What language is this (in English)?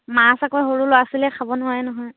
Assamese